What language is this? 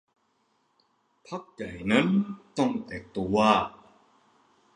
Thai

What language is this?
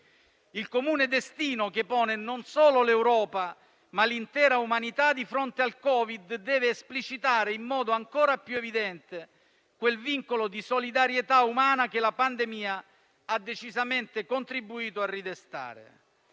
Italian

